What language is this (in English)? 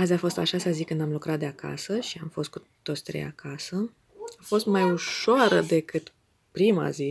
Romanian